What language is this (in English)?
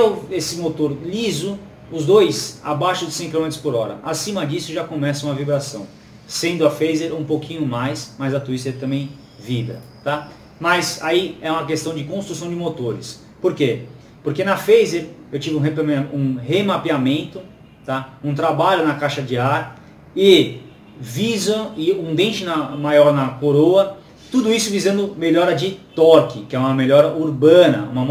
Portuguese